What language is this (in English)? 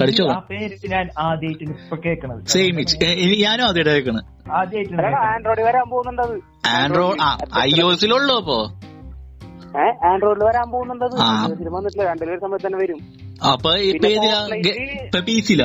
Malayalam